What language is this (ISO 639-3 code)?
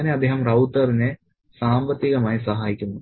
mal